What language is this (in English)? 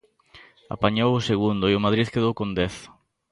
Galician